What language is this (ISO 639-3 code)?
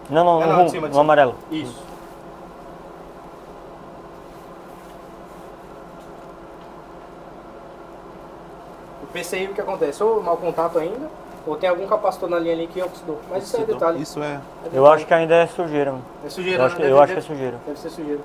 por